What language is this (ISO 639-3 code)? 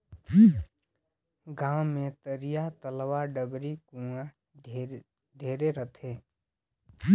hne